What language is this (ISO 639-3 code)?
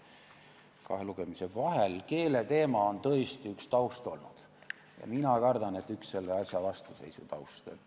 est